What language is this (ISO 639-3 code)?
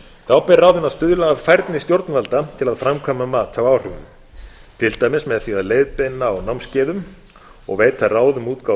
isl